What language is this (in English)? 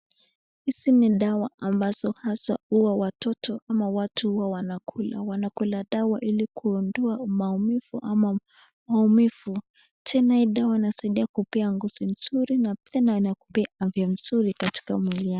Swahili